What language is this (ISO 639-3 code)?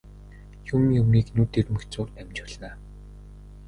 mon